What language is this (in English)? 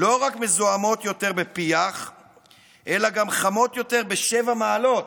Hebrew